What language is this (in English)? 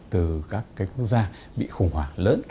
Vietnamese